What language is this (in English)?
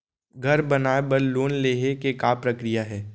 Chhattisgarhi